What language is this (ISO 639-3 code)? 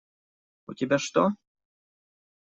rus